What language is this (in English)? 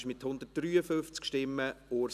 Swiss German